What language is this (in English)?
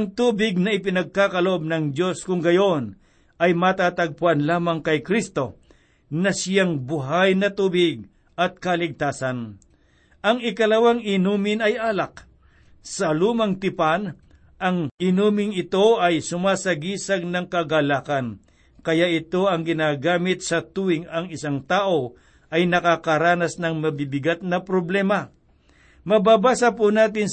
Filipino